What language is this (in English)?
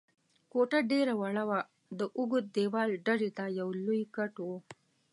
Pashto